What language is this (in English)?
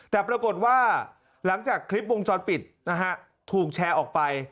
Thai